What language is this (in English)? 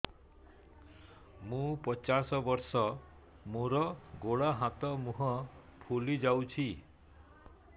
Odia